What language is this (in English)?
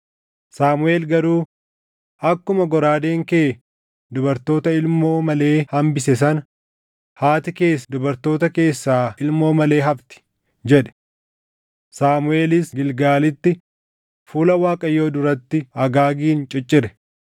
Oromo